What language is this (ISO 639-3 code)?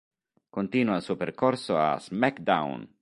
ita